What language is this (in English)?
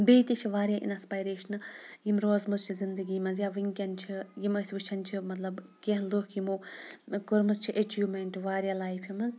Kashmiri